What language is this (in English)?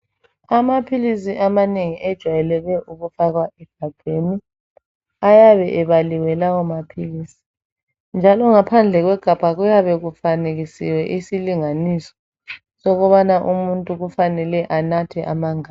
North Ndebele